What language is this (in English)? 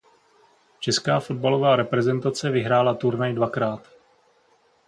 Czech